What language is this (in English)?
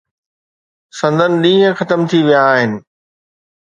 Sindhi